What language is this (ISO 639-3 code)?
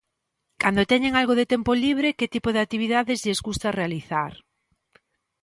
glg